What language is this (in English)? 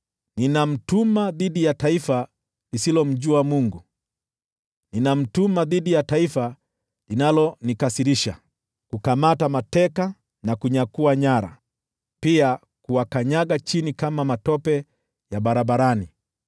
Swahili